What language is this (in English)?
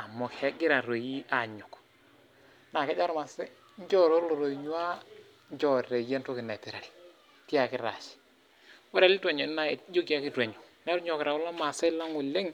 Masai